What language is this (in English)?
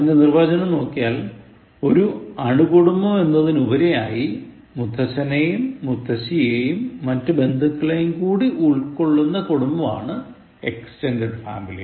Malayalam